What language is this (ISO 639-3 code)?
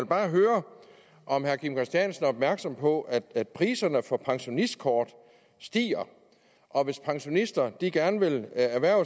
dan